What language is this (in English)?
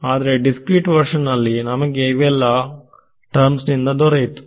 Kannada